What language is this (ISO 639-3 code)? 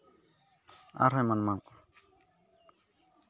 sat